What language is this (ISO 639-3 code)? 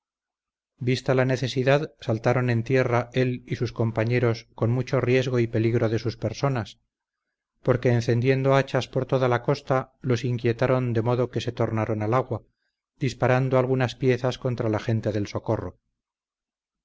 spa